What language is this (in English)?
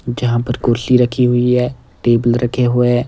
Hindi